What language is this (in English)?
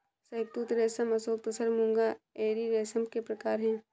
Hindi